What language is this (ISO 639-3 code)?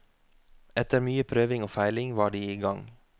nor